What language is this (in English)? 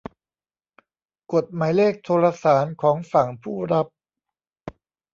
Thai